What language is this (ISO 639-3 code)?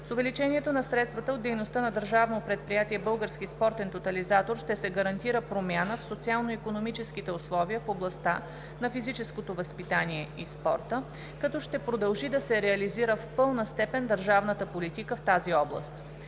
bul